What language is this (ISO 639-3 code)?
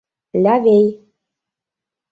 chm